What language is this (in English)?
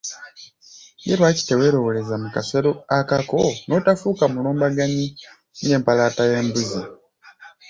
Ganda